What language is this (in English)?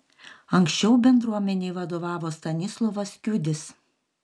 Lithuanian